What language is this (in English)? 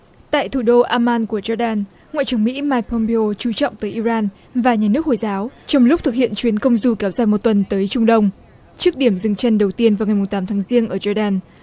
Vietnamese